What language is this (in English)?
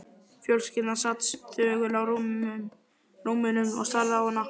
Icelandic